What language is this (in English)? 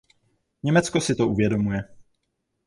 Czech